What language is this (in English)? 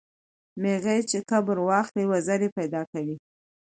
Pashto